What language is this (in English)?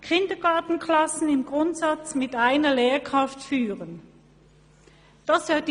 Swiss German